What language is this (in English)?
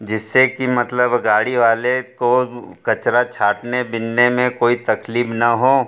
Hindi